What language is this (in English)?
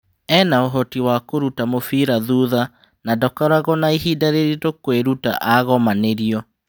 Kikuyu